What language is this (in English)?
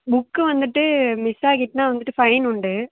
Tamil